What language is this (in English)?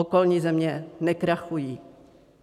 Czech